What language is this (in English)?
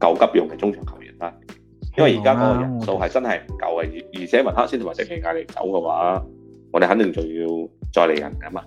Chinese